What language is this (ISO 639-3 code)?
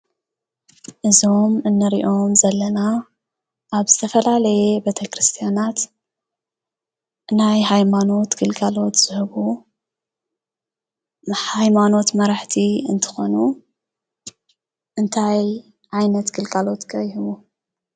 tir